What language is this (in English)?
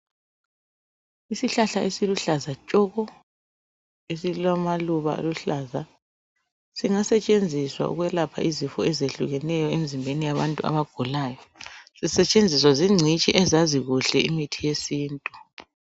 North Ndebele